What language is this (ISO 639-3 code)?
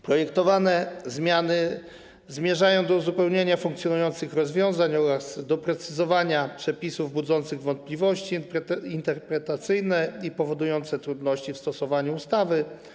pol